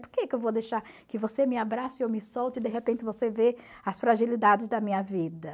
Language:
Portuguese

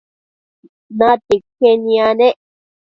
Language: Matsés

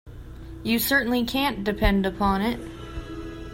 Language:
English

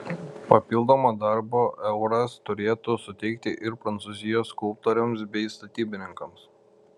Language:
Lithuanian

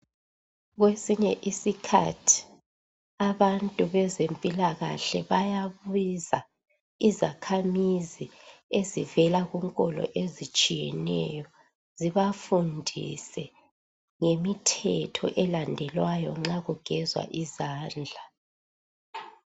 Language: North Ndebele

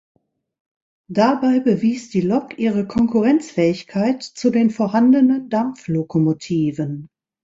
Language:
German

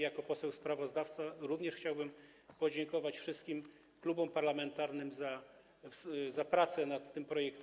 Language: Polish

